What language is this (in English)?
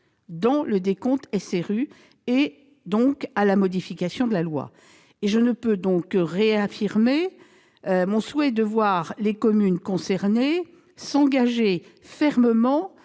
French